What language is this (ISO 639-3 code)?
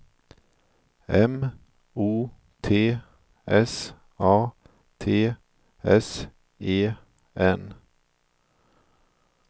swe